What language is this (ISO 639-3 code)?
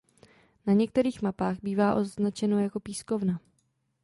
ces